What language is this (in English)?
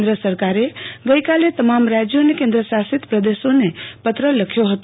Gujarati